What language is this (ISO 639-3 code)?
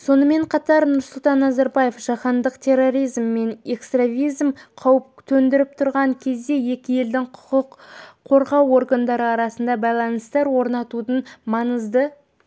kaz